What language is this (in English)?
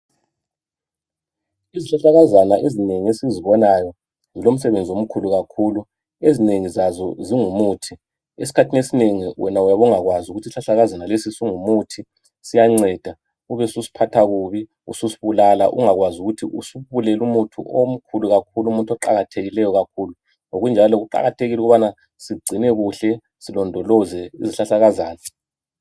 North Ndebele